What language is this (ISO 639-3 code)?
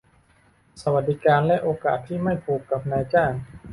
tha